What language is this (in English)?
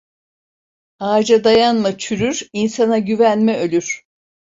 Turkish